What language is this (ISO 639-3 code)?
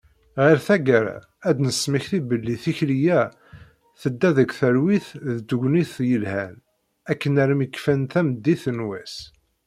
kab